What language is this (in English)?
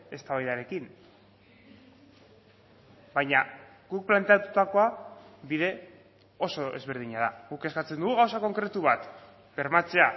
Basque